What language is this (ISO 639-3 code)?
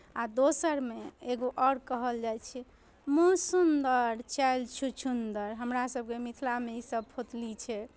mai